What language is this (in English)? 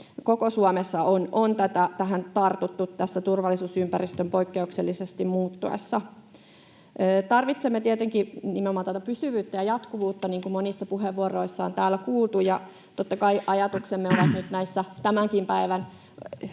Finnish